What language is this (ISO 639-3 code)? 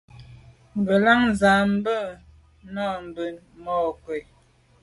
byv